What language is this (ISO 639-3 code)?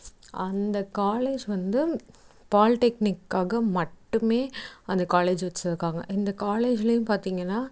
tam